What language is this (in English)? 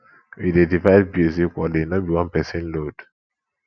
Nigerian Pidgin